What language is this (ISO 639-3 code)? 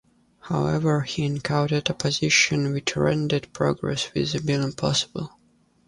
eng